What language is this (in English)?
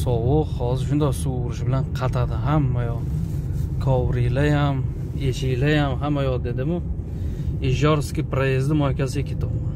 Turkish